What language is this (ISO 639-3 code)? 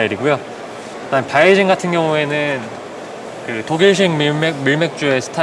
kor